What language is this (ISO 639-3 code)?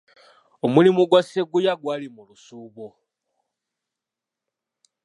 lug